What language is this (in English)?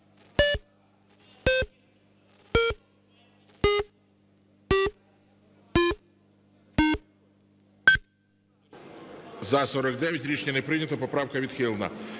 Ukrainian